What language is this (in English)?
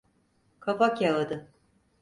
Turkish